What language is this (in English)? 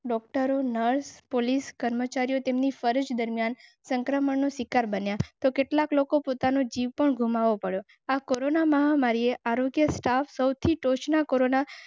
Gujarati